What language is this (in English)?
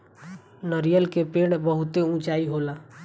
Bhojpuri